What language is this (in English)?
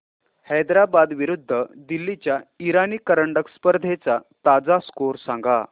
Marathi